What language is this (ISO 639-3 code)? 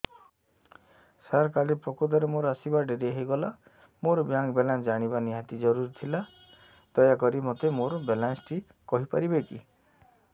ori